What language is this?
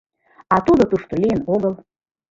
Mari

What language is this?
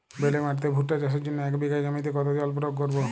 Bangla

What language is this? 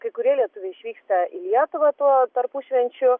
Lithuanian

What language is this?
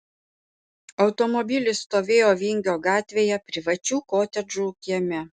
Lithuanian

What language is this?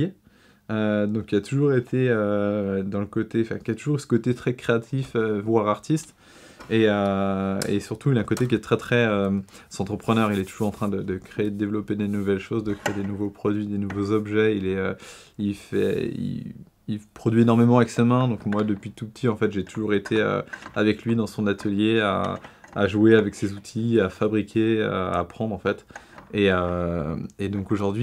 French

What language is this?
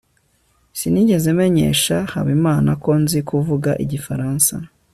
Kinyarwanda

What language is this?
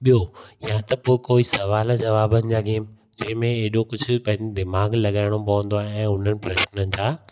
Sindhi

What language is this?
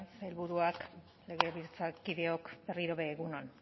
Basque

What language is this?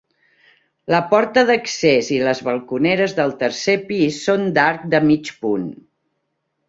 Catalan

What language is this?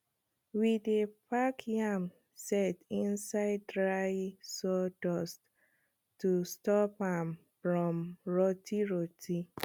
Nigerian Pidgin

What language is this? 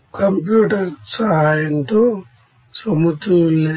Telugu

